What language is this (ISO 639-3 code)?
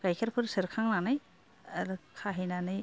brx